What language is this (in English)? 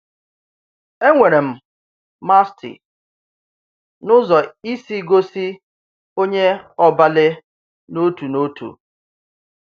Igbo